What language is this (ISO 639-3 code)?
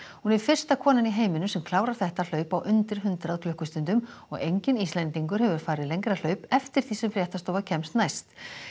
isl